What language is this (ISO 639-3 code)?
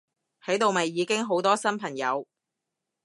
yue